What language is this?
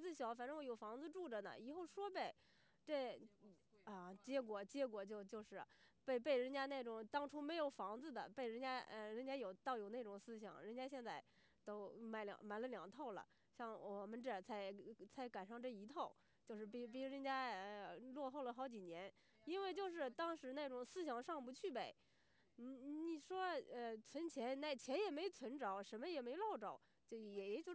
Chinese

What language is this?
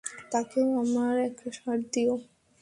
Bangla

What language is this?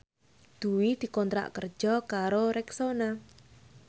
Javanese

